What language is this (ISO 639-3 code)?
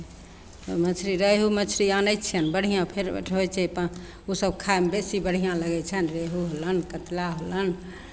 mai